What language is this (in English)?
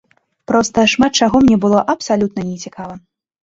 Belarusian